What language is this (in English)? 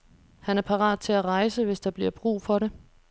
Danish